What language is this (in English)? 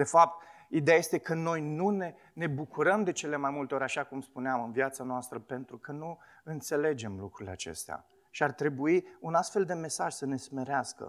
Romanian